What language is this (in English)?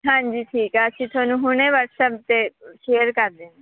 Punjabi